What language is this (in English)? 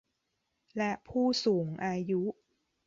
Thai